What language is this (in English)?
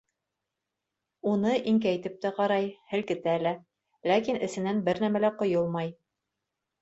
Bashkir